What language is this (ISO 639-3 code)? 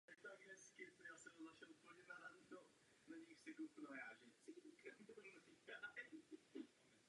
ces